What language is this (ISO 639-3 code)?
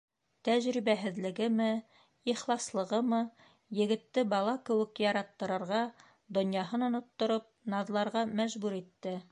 bak